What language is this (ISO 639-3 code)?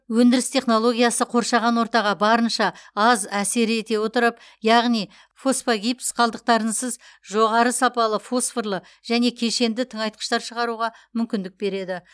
kaz